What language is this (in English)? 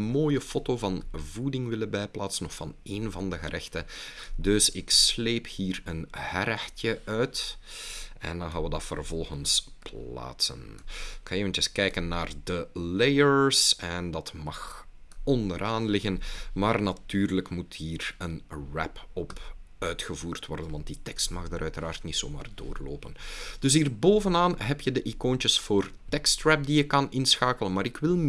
Dutch